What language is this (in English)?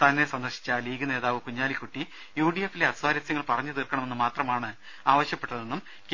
Malayalam